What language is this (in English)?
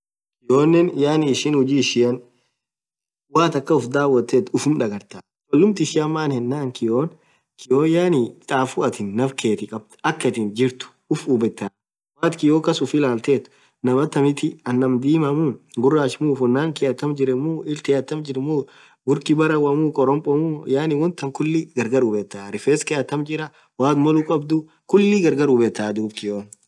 Orma